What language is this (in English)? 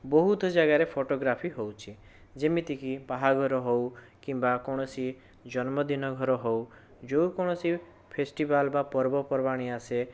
Odia